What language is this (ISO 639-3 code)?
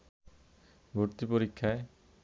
ben